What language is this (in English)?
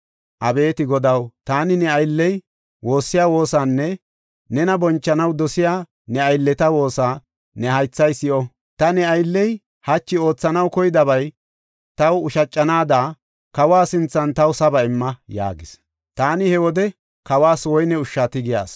Gofa